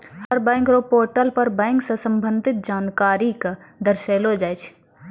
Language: Maithili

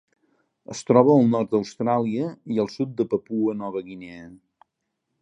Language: Catalan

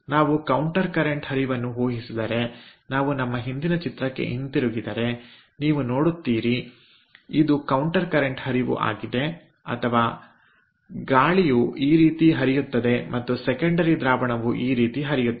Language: Kannada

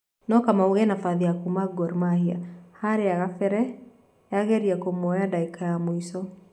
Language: Kikuyu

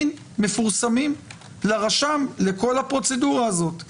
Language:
Hebrew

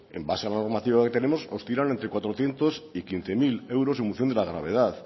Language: Spanish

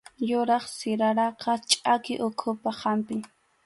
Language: Arequipa-La Unión Quechua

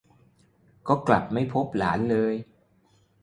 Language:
Thai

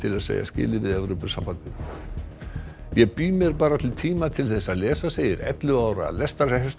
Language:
Icelandic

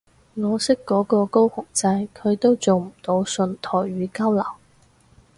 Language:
Cantonese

